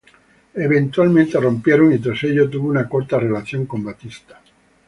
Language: Spanish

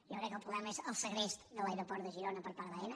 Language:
Catalan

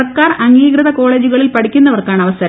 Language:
Malayalam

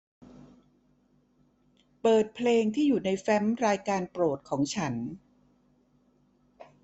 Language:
Thai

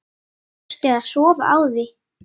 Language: Icelandic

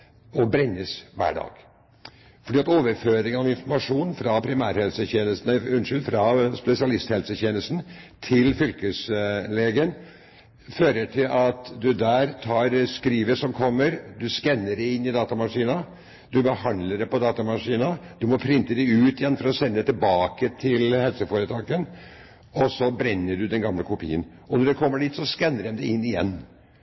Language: Norwegian Bokmål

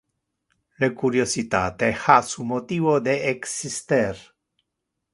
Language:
Interlingua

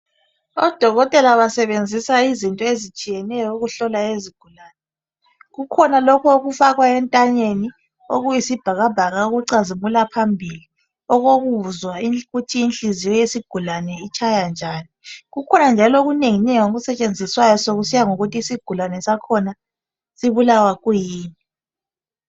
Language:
North Ndebele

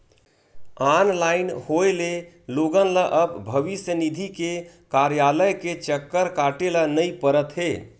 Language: Chhattisgarhi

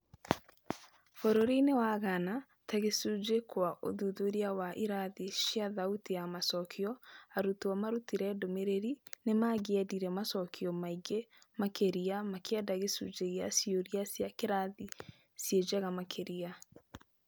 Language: Kikuyu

